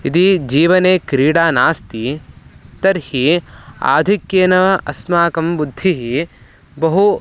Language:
Sanskrit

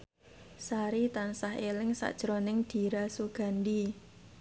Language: Javanese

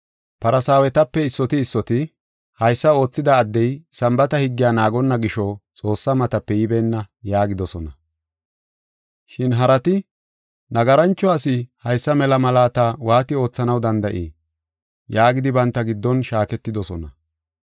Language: Gofa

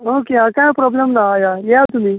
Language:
Konkani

